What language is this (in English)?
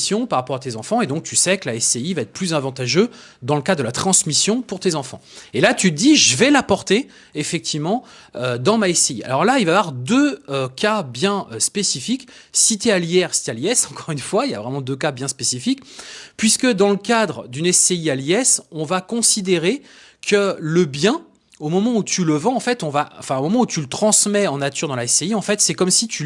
French